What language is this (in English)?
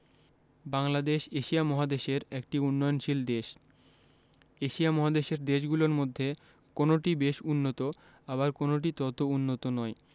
Bangla